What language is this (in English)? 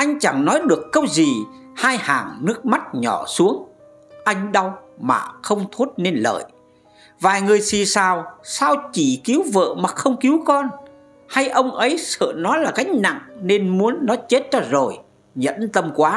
Vietnamese